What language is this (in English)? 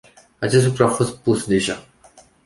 Romanian